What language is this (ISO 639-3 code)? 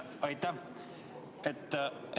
est